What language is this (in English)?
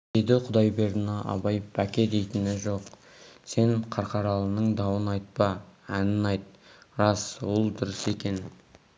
Kazakh